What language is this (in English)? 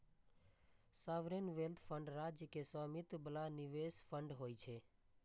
Maithili